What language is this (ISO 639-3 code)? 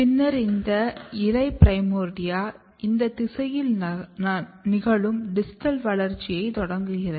tam